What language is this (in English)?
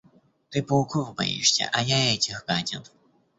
Russian